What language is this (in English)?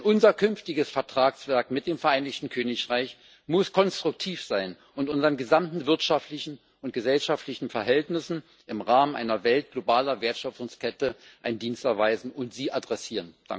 German